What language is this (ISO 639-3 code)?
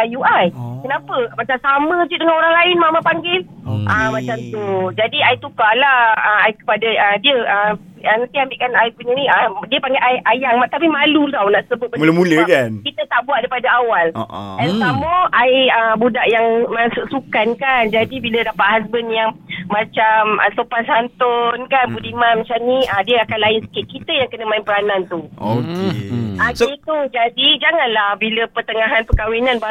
msa